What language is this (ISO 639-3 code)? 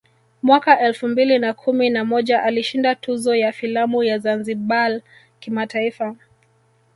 swa